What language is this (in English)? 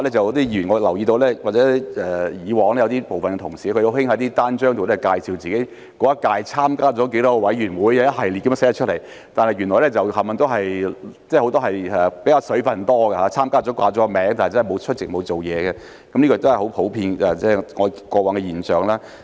Cantonese